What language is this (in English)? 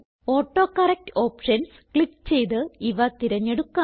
Malayalam